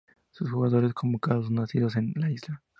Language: Spanish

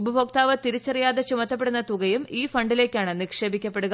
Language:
Malayalam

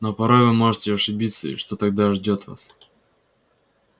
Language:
Russian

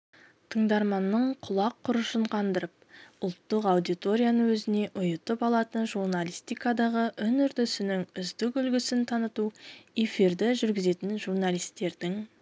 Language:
Kazakh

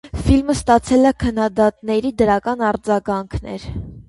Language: Armenian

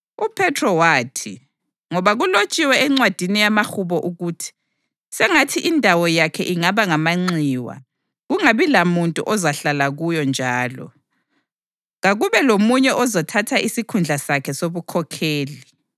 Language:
North Ndebele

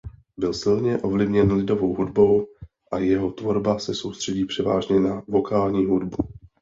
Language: Czech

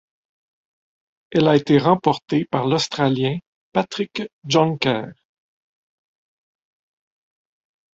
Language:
French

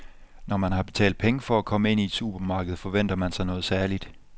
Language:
Danish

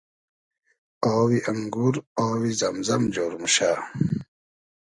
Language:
Hazaragi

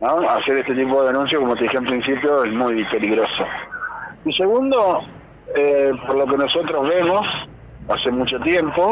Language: Spanish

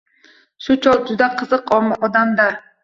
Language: Uzbek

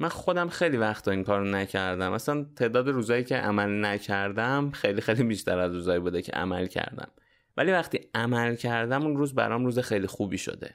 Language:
Persian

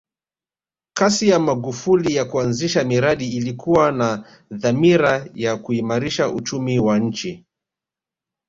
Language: Swahili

